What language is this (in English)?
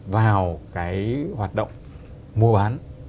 Vietnamese